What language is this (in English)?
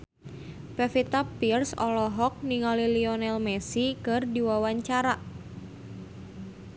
Sundanese